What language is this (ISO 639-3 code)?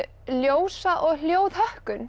isl